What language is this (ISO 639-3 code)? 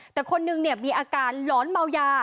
tha